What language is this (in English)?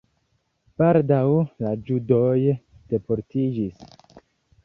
Esperanto